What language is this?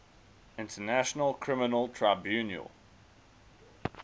English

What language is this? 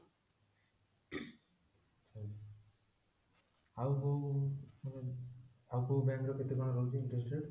Odia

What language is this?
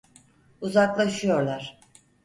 Turkish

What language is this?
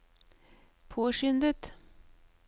Norwegian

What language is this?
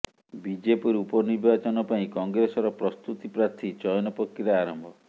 Odia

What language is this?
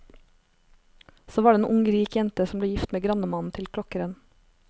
Norwegian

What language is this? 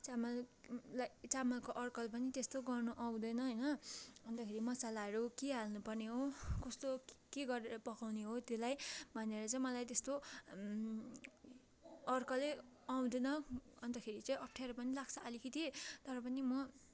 Nepali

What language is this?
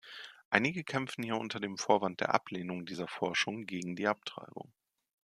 German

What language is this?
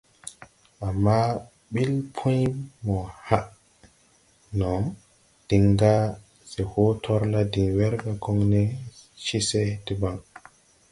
Tupuri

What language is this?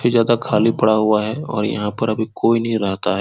Hindi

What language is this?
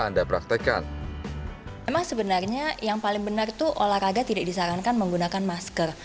Indonesian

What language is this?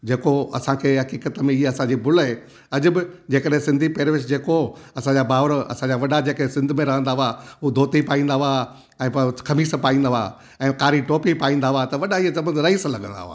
Sindhi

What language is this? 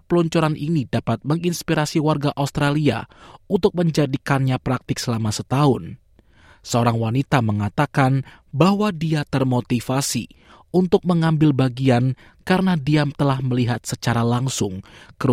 Indonesian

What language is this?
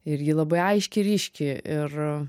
Lithuanian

